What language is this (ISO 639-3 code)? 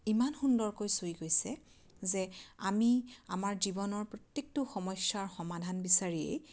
asm